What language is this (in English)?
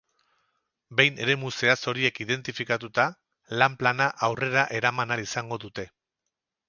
Basque